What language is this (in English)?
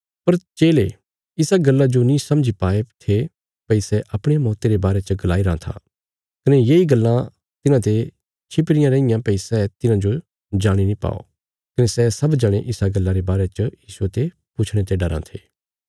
Bilaspuri